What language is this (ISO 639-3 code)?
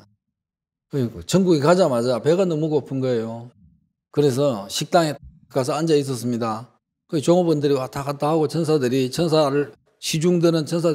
kor